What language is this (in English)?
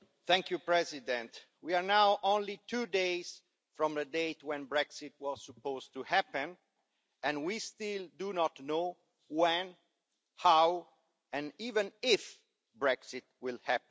English